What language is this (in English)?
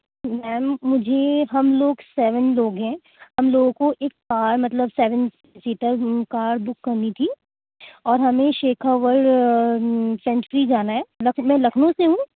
Urdu